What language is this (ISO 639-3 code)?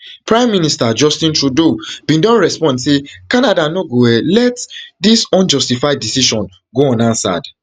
pcm